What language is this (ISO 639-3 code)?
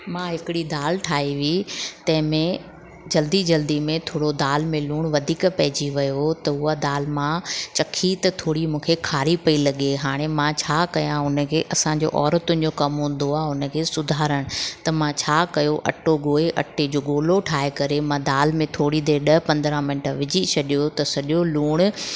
snd